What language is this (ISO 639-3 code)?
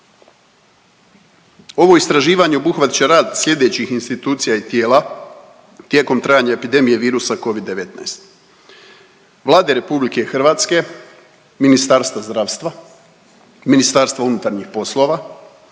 hrv